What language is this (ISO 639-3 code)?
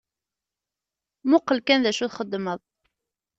kab